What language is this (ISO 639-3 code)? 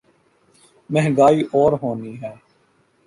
urd